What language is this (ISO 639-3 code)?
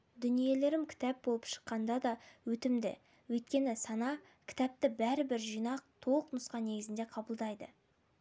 kaz